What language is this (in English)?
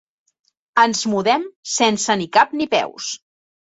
Catalan